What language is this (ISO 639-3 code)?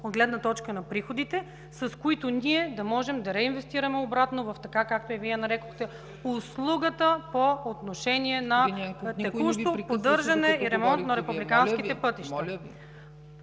bul